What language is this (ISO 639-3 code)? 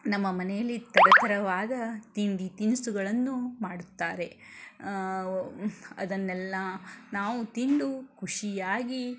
kan